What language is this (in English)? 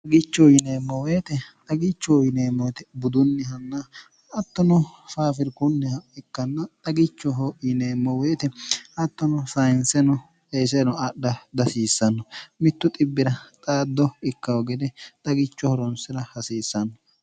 Sidamo